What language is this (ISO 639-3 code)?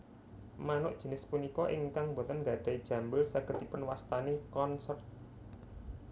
jav